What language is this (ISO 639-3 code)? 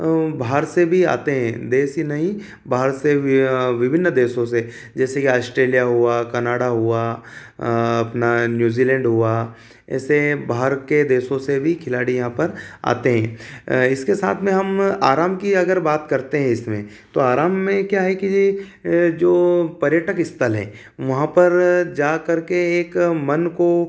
hin